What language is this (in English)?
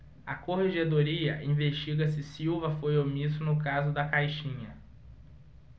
Portuguese